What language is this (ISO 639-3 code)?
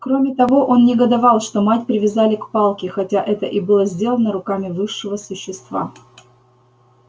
rus